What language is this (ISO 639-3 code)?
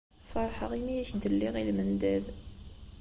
kab